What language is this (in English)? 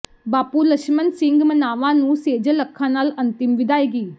Punjabi